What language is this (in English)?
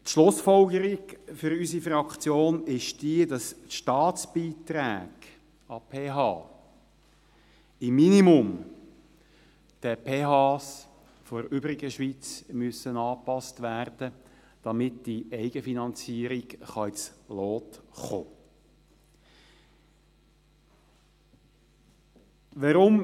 Swiss German